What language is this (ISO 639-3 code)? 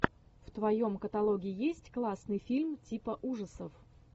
rus